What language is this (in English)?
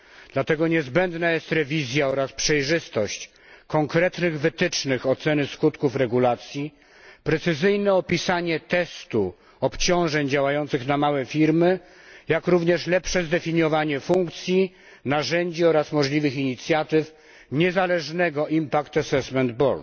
Polish